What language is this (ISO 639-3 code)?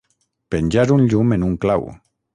cat